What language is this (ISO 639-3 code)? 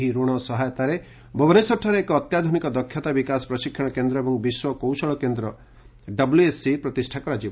ori